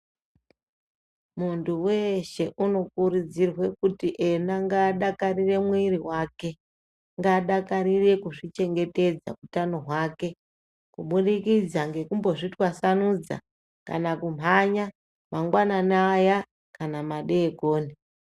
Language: Ndau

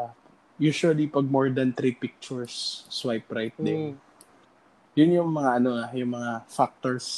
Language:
Filipino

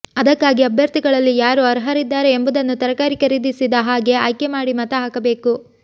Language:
Kannada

